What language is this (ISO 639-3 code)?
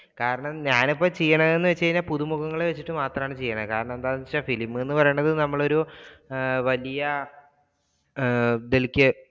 mal